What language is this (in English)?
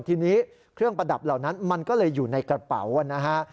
Thai